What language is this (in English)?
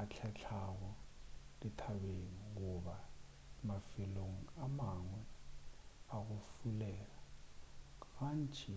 Northern Sotho